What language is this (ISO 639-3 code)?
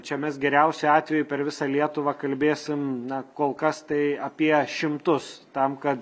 lit